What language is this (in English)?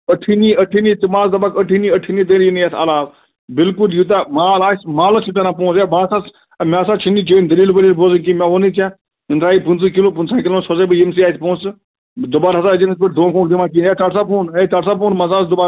Kashmiri